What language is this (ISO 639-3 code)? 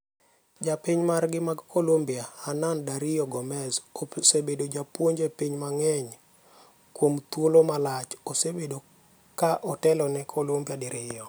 luo